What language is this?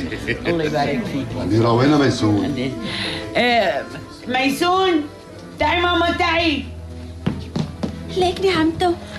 Arabic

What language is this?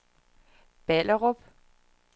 Danish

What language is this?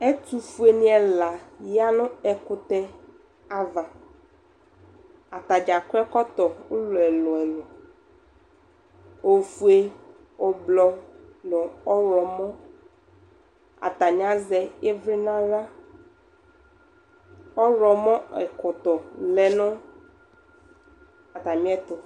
Ikposo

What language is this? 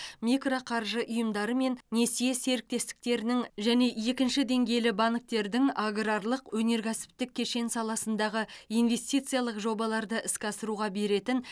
Kazakh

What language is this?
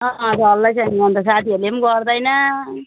Nepali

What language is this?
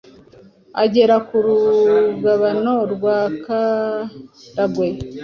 Kinyarwanda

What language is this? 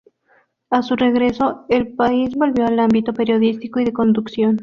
Spanish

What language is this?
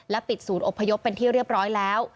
Thai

